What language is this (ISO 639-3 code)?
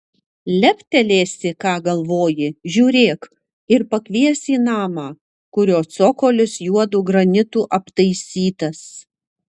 lit